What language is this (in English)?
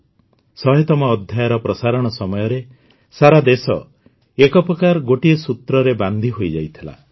Odia